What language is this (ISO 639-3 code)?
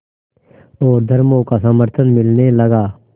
hin